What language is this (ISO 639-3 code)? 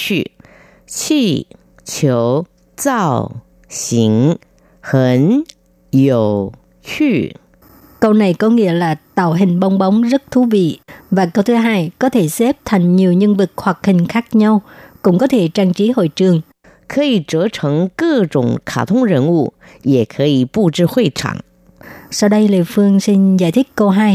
vie